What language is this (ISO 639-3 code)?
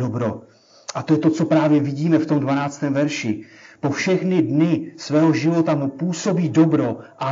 ces